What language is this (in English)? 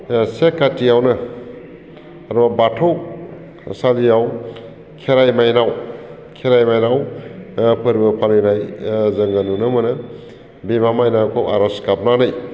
Bodo